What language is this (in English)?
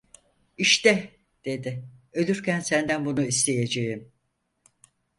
Turkish